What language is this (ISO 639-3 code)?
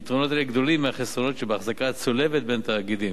heb